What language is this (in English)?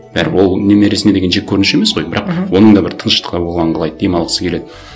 Kazakh